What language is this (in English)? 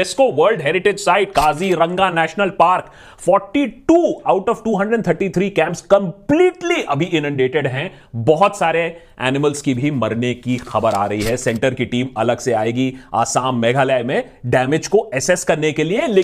Hindi